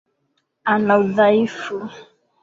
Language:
Swahili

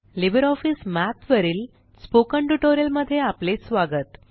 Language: Marathi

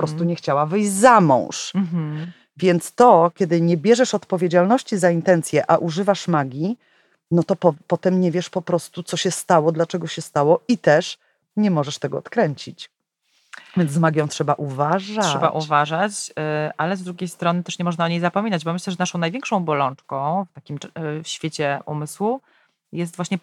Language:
Polish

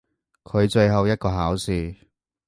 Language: Cantonese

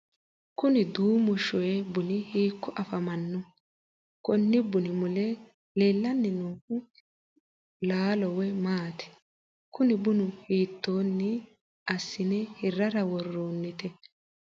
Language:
Sidamo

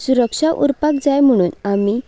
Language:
Konkani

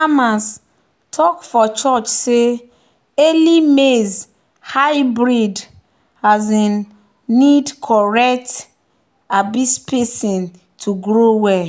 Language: Nigerian Pidgin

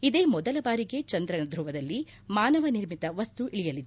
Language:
Kannada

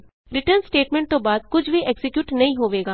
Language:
Punjabi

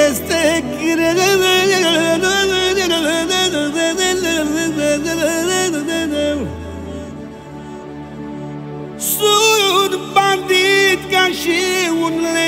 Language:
Romanian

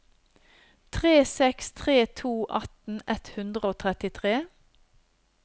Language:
Norwegian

